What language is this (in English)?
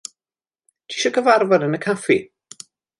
Welsh